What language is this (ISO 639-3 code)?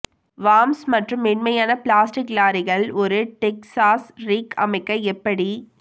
tam